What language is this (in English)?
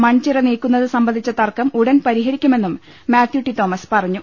Malayalam